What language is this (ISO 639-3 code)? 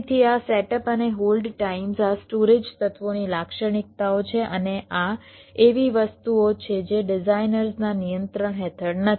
guj